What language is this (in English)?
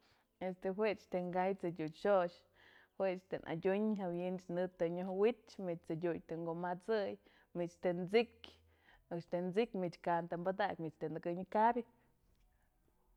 Mazatlán Mixe